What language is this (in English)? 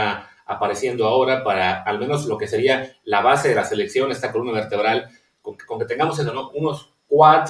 Spanish